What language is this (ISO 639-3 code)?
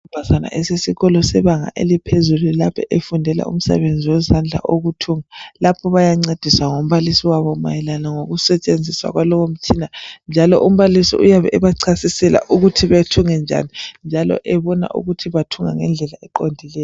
nde